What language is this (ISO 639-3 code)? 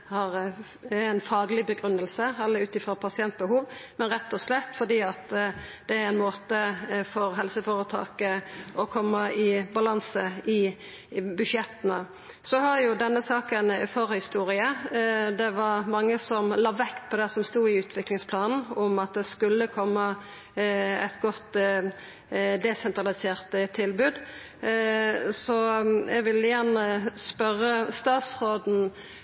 nno